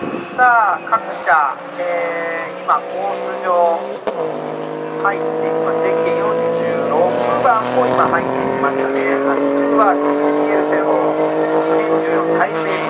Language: Japanese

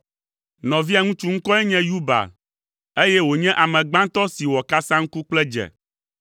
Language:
Ewe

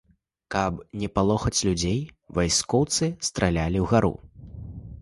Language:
Belarusian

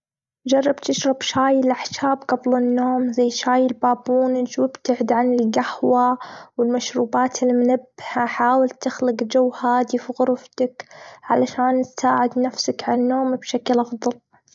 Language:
Gulf Arabic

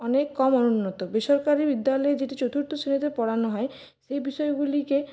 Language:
Bangla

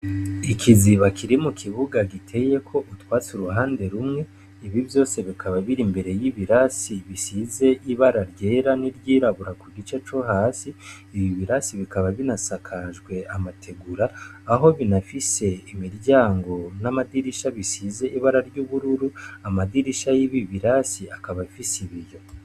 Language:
Rundi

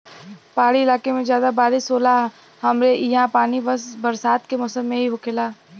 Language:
Bhojpuri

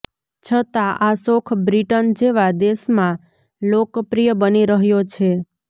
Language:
Gujarati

